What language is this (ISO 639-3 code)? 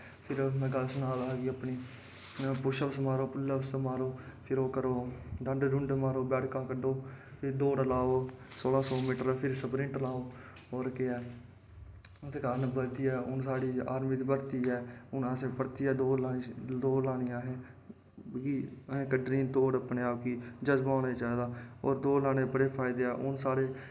doi